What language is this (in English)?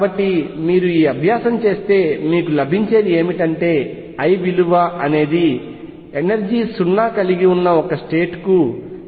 Telugu